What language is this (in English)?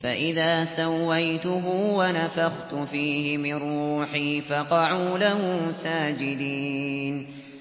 Arabic